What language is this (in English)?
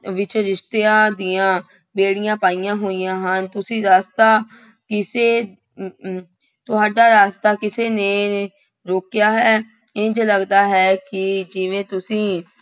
Punjabi